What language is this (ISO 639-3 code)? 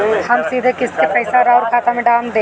bho